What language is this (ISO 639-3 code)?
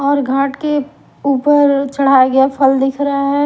hin